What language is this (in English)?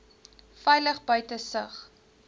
Afrikaans